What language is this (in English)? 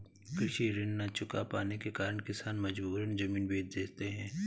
Hindi